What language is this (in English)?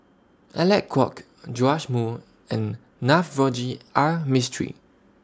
English